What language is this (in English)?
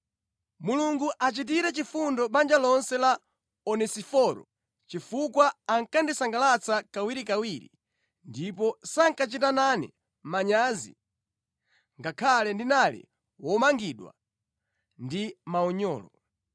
Nyanja